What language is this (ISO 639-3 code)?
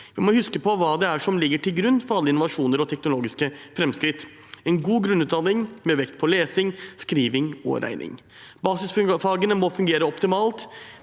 nor